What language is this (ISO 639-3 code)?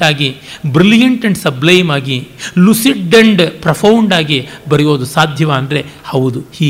kan